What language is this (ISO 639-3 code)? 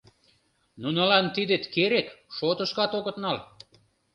chm